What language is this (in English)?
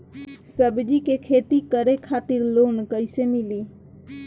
Bhojpuri